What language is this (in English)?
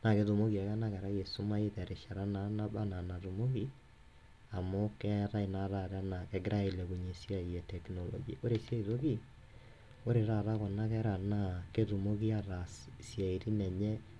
Masai